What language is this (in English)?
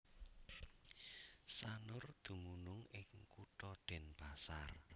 Javanese